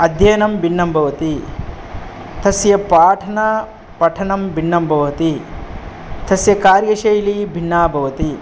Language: Sanskrit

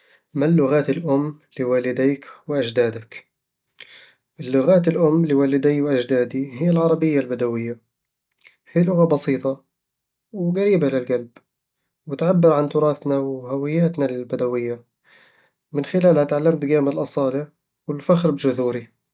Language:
Eastern Egyptian Bedawi Arabic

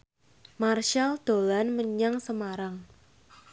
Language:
Javanese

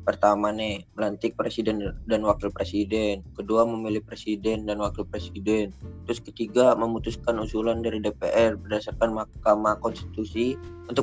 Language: Indonesian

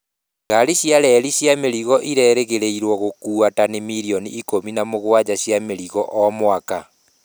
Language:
Kikuyu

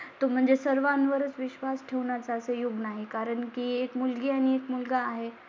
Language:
Marathi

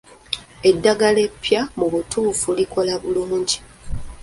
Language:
Ganda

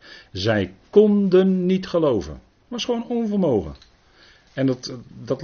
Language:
Dutch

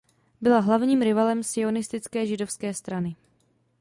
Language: Czech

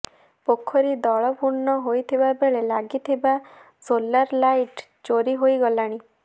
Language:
Odia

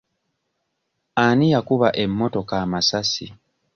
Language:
Ganda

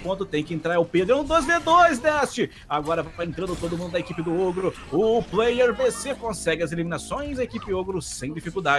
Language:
Portuguese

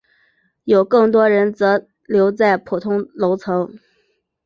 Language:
Chinese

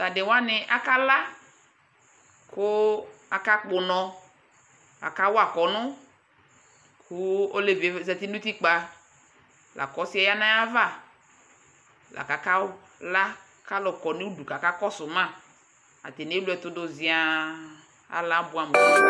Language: Ikposo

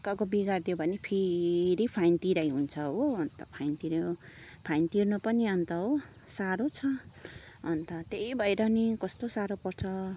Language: Nepali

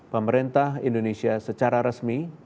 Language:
Indonesian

